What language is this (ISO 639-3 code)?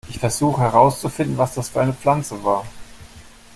deu